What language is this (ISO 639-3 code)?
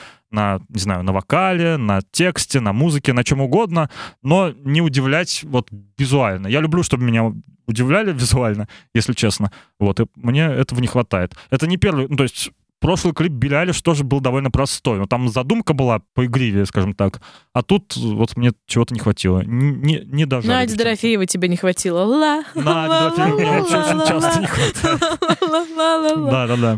rus